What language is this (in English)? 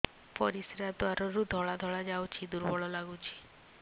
Odia